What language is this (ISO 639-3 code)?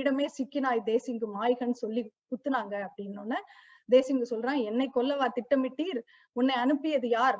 tam